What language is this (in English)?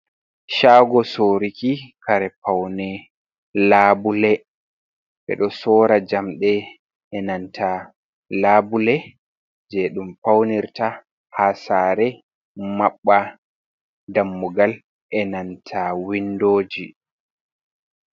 Fula